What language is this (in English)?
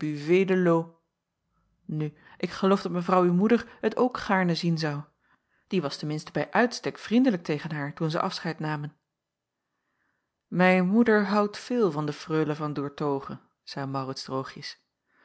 Dutch